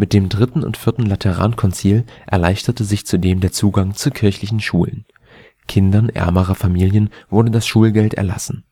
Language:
German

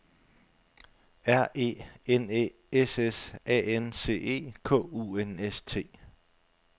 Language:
Danish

